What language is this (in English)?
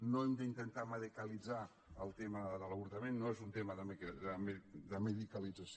Catalan